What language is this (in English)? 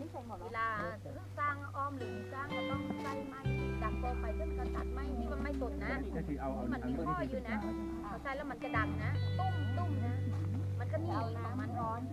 Thai